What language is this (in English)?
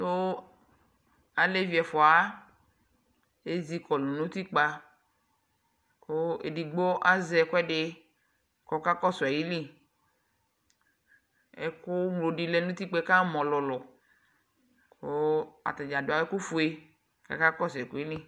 Ikposo